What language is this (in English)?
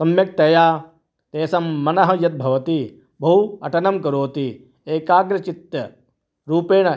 Sanskrit